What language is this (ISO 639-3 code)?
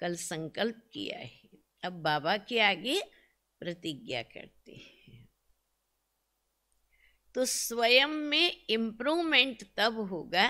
hin